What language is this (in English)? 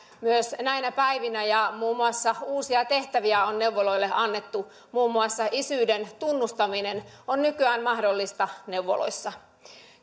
Finnish